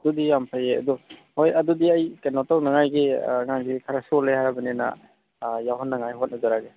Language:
Manipuri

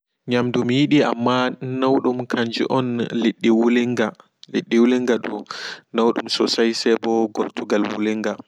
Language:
Fula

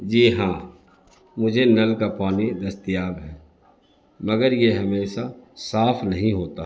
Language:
Urdu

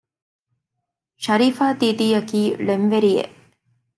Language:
Divehi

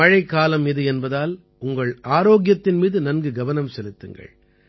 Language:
Tamil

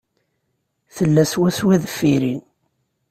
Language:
Kabyle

